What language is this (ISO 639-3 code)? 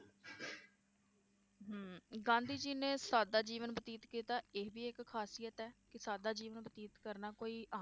pan